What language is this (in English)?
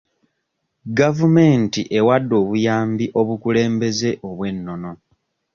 Ganda